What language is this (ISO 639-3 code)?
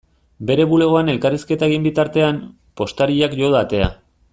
eus